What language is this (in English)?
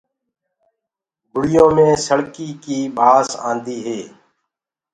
Gurgula